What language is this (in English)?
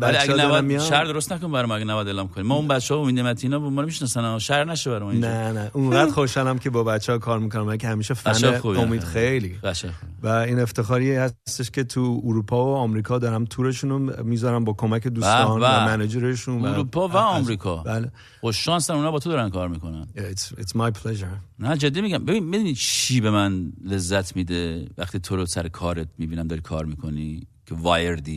Persian